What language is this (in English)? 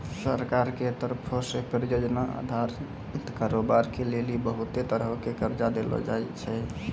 Maithili